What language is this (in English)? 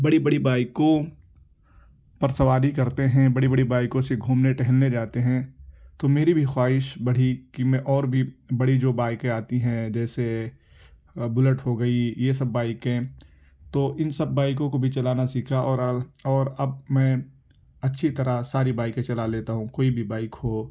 Urdu